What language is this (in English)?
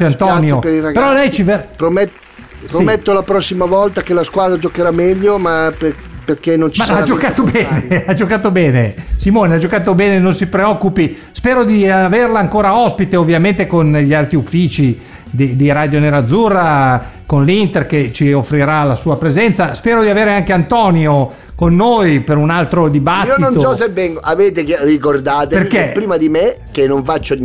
Italian